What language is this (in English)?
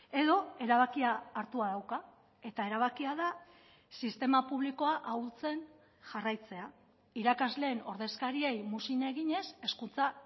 Basque